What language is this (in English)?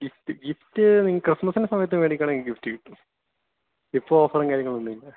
Malayalam